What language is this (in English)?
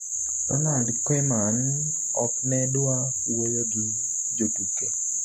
Luo (Kenya and Tanzania)